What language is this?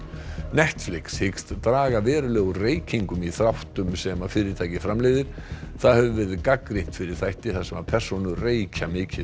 Icelandic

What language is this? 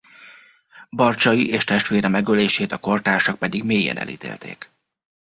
Hungarian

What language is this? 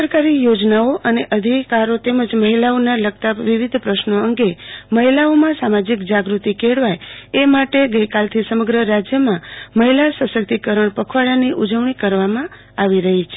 Gujarati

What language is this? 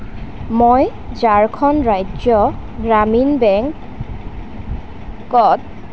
Assamese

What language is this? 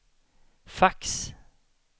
Swedish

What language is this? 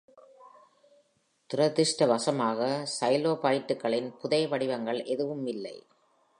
Tamil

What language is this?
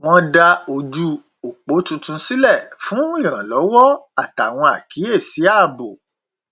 Yoruba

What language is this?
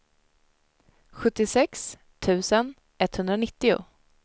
Swedish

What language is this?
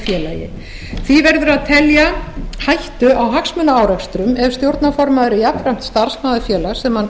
Icelandic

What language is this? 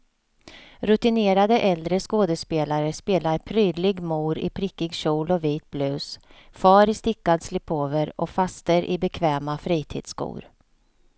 Swedish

